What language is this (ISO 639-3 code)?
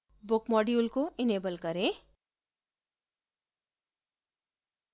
hin